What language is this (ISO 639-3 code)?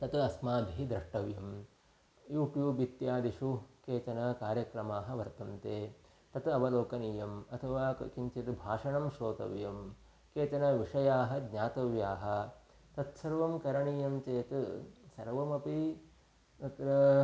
san